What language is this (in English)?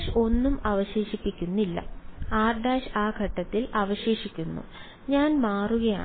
Malayalam